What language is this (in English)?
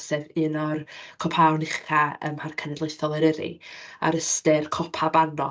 Welsh